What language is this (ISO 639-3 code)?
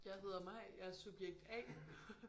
dan